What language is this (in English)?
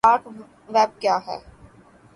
Urdu